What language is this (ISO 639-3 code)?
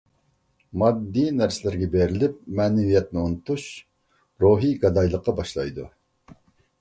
uig